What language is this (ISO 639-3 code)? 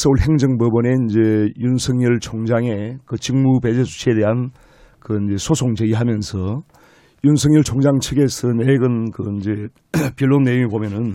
kor